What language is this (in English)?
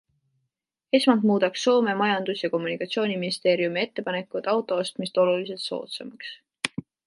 Estonian